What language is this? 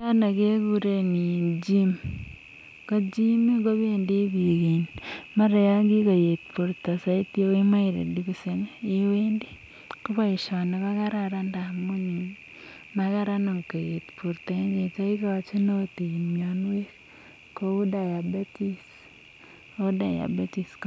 Kalenjin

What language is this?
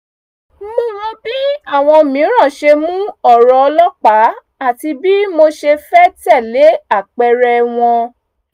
Yoruba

